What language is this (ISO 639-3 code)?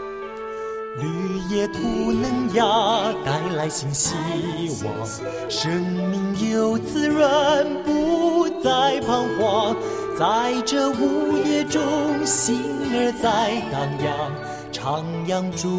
zho